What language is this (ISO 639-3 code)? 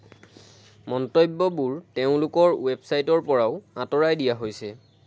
asm